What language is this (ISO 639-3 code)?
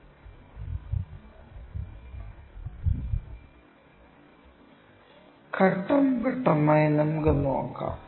mal